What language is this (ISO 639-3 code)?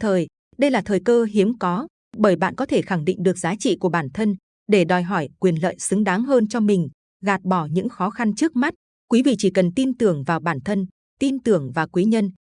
vie